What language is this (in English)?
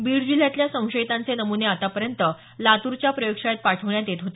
Marathi